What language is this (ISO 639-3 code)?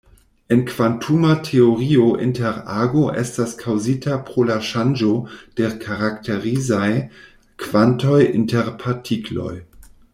epo